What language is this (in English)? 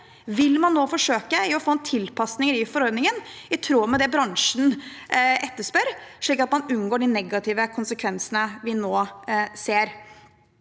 Norwegian